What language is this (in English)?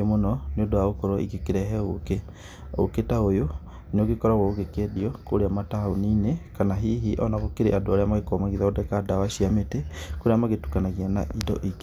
Kikuyu